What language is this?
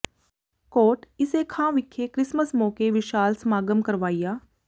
Punjabi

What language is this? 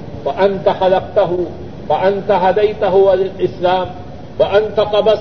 Urdu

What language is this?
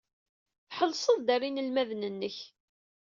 Kabyle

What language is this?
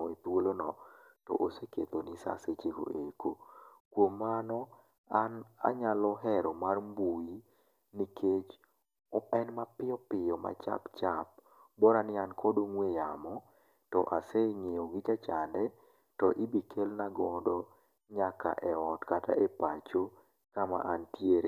Luo (Kenya and Tanzania)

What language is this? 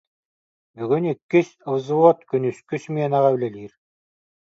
Yakut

